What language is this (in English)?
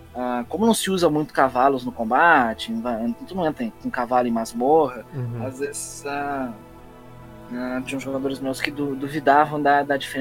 Portuguese